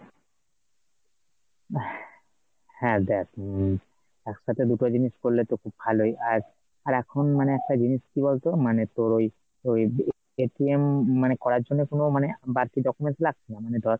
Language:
Bangla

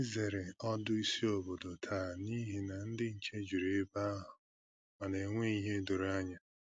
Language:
Igbo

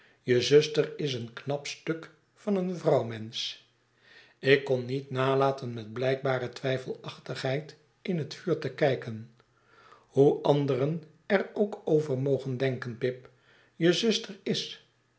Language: Dutch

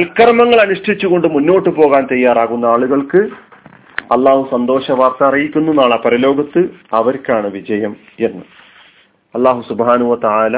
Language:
Malayalam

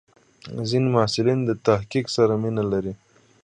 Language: Pashto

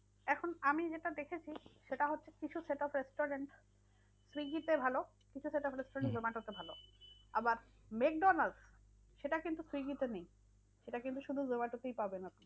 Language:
Bangla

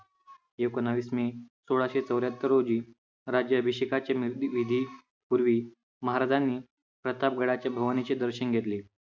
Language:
Marathi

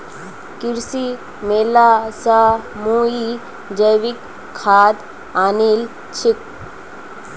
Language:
Magahi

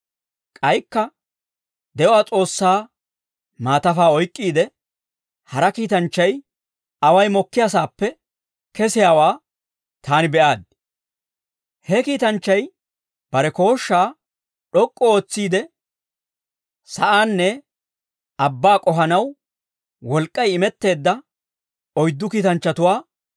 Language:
Dawro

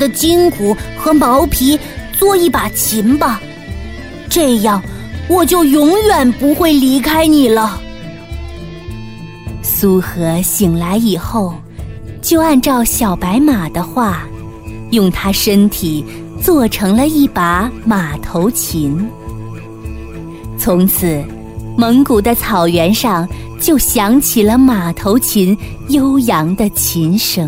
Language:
Chinese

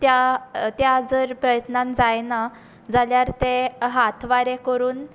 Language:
Konkani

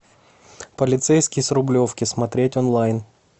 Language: Russian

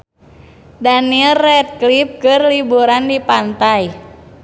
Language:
Sundanese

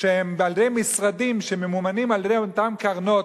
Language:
Hebrew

